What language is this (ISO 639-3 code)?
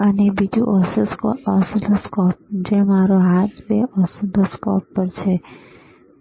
guj